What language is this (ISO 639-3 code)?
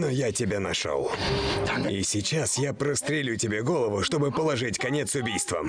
rus